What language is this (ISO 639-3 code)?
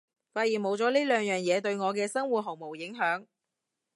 yue